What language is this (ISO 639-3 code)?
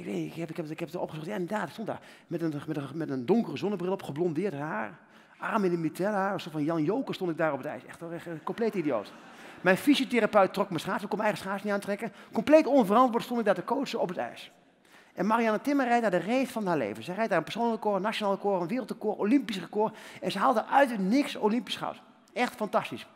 nld